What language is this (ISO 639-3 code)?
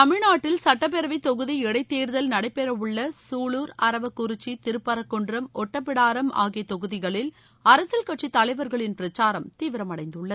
tam